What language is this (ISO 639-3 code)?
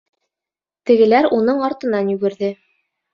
bak